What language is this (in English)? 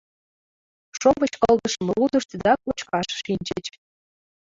Mari